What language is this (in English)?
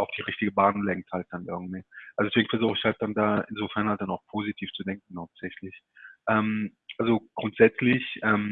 German